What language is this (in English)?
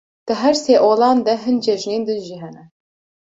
Kurdish